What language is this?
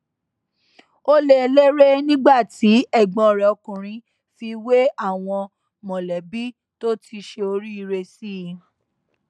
Yoruba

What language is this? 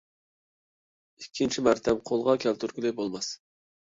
Uyghur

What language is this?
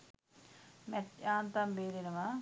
Sinhala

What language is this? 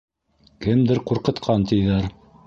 Bashkir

